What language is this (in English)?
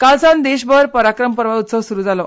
Konkani